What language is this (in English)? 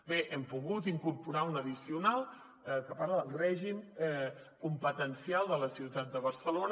Catalan